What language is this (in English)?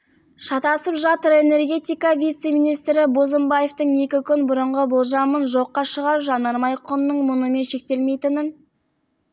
Kazakh